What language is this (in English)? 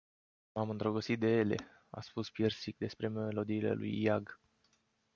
Romanian